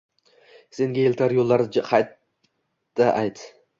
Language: Uzbek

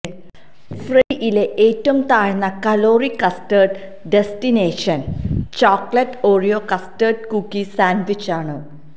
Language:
Malayalam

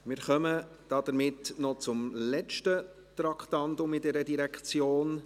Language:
Swiss German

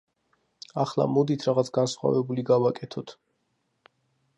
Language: Georgian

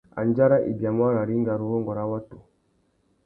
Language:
Tuki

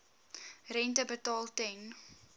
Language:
Afrikaans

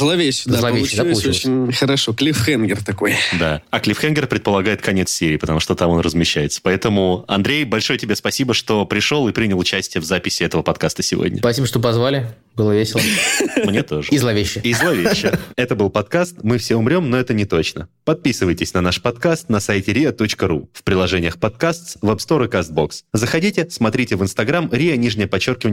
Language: Russian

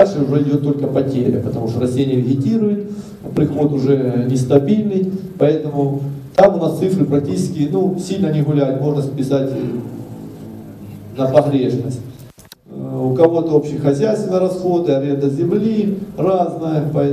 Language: Russian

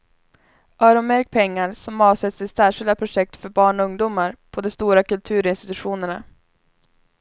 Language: Swedish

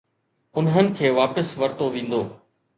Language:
Sindhi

